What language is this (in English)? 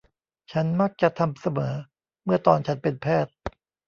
Thai